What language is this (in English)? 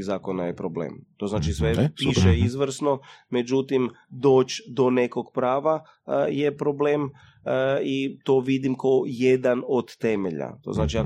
Croatian